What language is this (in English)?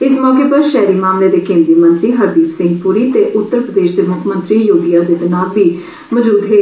Dogri